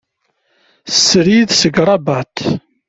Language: Kabyle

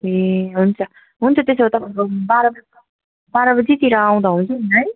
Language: Nepali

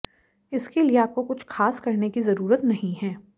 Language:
Hindi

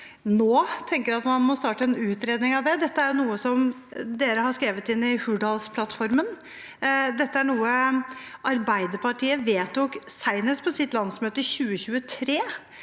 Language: Norwegian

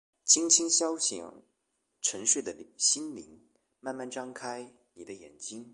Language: Chinese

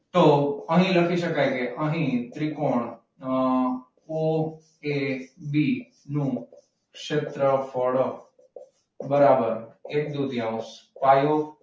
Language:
Gujarati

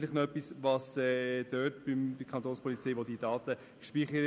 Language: Swiss German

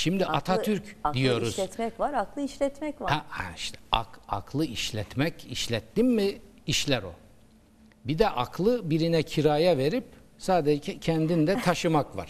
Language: Turkish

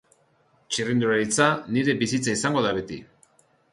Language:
Basque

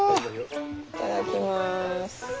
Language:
Japanese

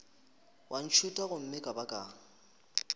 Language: Northern Sotho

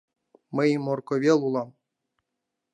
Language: Mari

